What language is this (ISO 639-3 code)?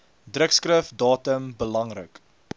afr